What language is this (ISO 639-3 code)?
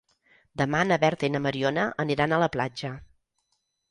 cat